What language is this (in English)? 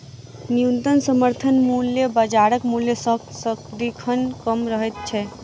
Maithili